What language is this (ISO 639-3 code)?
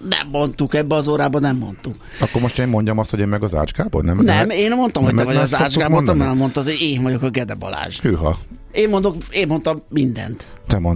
hun